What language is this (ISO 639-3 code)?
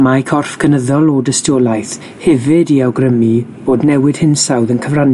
cym